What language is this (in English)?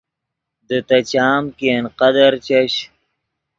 Yidgha